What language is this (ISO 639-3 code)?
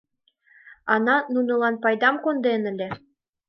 chm